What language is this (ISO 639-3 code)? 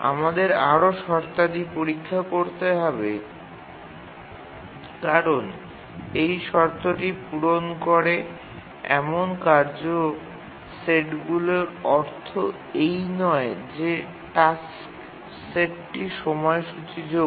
ben